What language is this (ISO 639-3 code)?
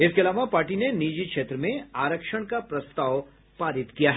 hin